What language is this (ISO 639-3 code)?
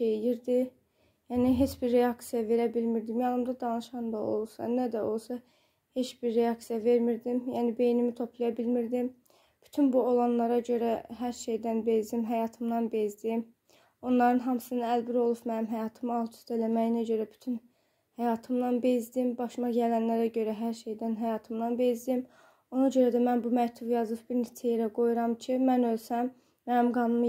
tur